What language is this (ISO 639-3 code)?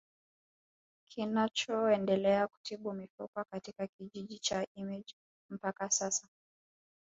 swa